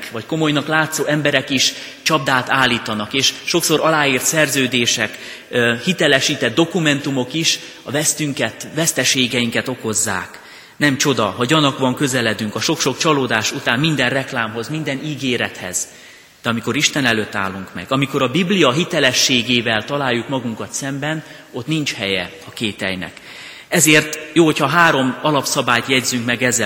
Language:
Hungarian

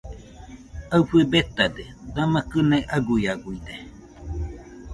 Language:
Nüpode Huitoto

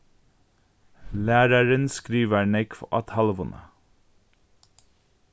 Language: Faroese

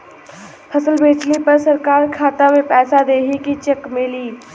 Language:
Bhojpuri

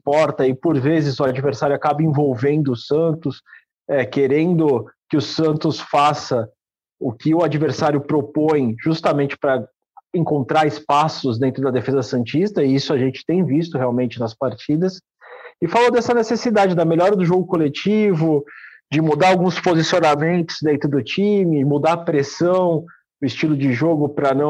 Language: Portuguese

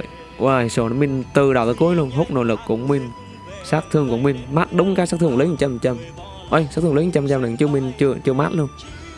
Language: Vietnamese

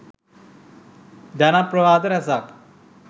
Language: Sinhala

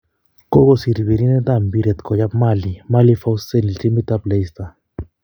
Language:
Kalenjin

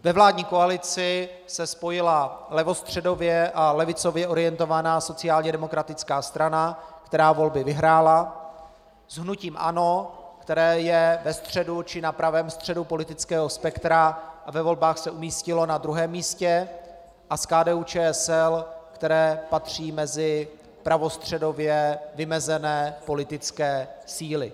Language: Czech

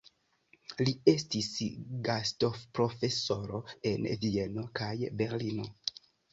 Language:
Esperanto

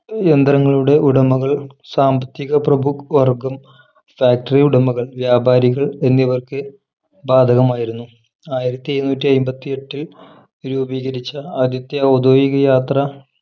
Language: Malayalam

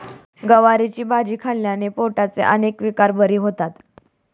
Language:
Marathi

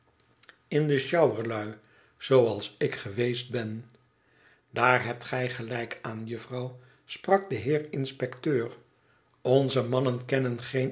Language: Dutch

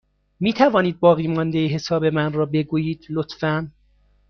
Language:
Persian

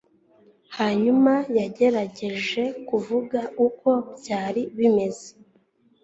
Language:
Kinyarwanda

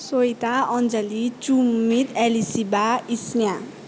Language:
Nepali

